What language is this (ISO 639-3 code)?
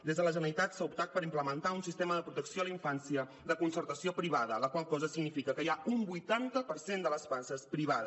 cat